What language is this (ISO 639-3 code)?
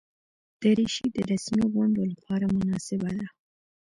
pus